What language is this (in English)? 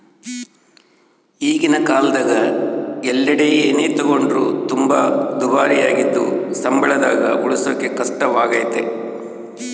Kannada